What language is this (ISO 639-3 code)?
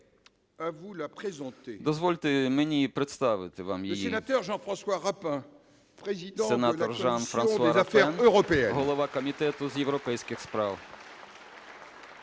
ukr